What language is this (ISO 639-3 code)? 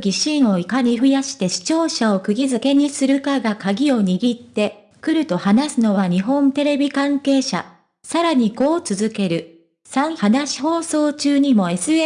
jpn